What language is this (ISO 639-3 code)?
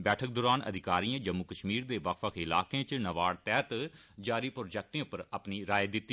doi